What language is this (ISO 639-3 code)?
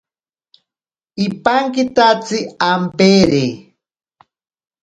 prq